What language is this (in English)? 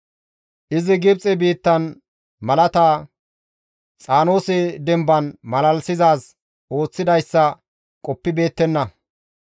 Gamo